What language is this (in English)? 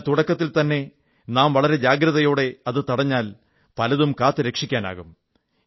Malayalam